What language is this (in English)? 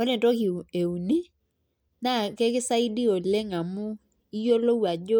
Masai